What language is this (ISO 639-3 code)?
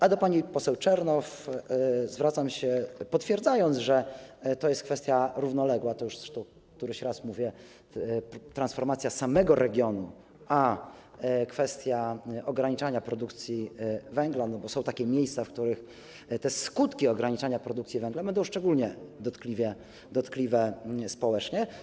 pol